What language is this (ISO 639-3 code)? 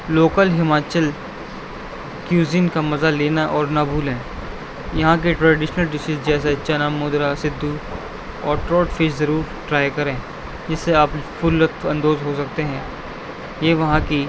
urd